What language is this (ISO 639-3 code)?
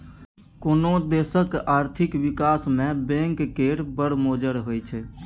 mai